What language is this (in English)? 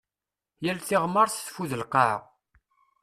Kabyle